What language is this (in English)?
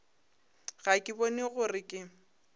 Northern Sotho